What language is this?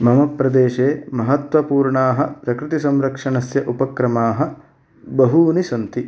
Sanskrit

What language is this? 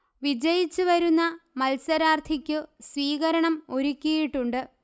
Malayalam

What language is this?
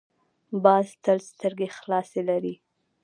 Pashto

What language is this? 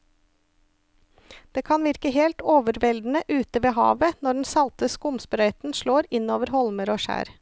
Norwegian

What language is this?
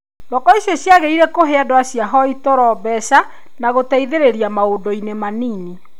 Kikuyu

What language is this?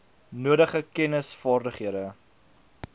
Afrikaans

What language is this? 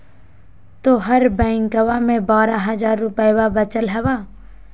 Magahi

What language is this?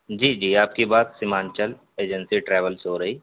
Urdu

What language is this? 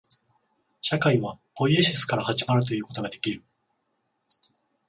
Japanese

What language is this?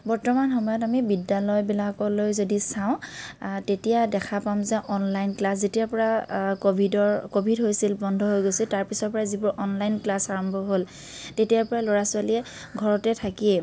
Assamese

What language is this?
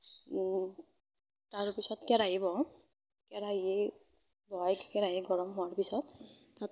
Assamese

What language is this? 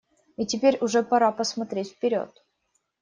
Russian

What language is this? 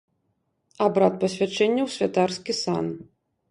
Belarusian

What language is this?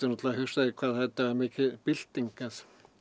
Icelandic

